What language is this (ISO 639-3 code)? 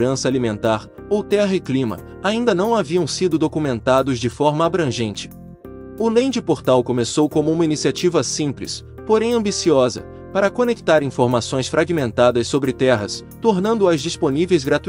por